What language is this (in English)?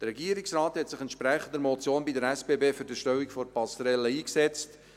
Swiss German